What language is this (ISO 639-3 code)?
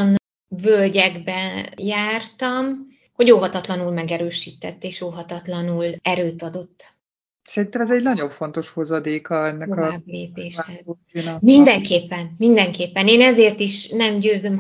hun